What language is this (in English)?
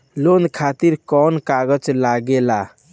Bhojpuri